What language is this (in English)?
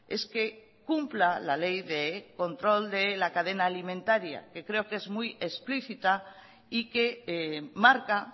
Spanish